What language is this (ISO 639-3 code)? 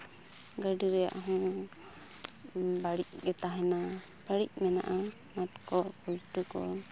sat